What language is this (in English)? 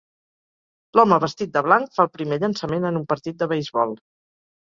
Catalan